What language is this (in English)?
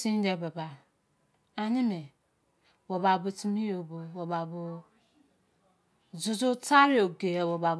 Izon